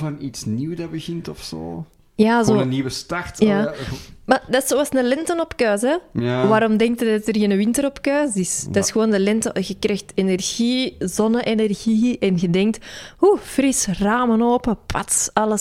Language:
Dutch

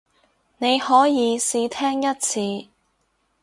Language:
Cantonese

